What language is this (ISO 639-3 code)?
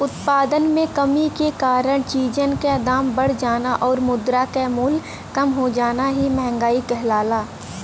bho